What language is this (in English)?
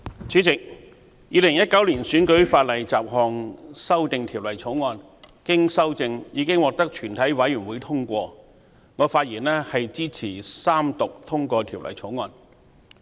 Cantonese